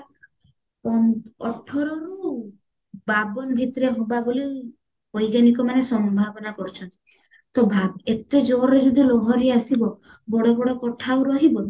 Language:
Odia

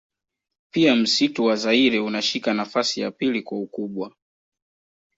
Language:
Swahili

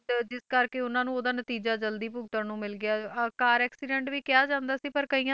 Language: Punjabi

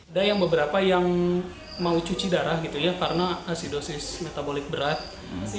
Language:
Indonesian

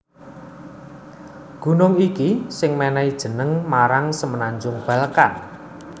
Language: Javanese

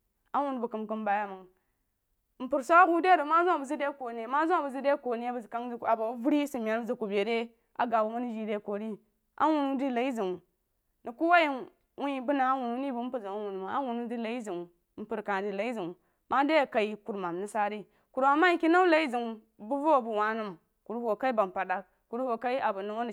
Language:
Jiba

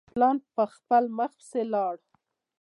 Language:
Pashto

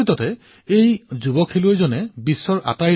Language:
Assamese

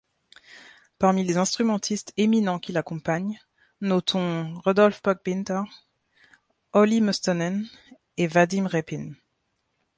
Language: French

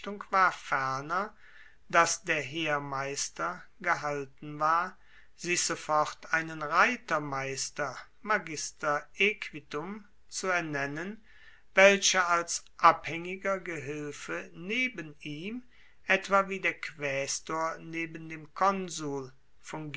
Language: German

